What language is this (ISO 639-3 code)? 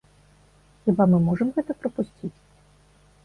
bel